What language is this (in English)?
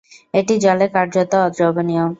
Bangla